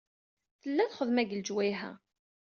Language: Kabyle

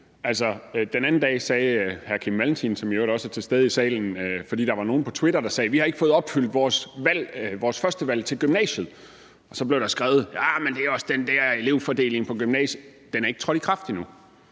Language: Danish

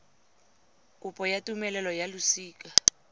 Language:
Tswana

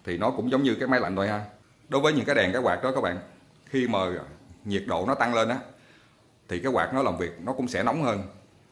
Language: Vietnamese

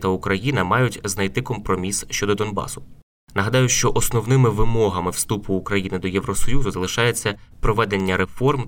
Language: Ukrainian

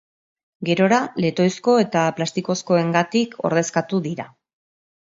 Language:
Basque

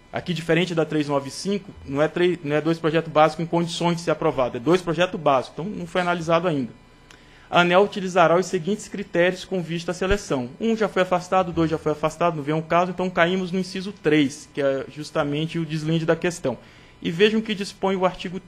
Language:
Portuguese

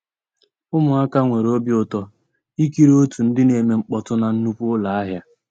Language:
Igbo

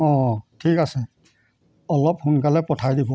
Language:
Assamese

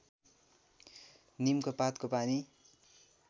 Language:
Nepali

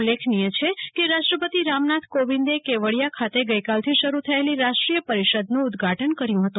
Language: Gujarati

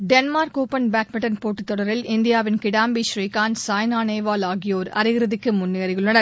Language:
Tamil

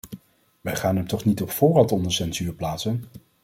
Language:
Dutch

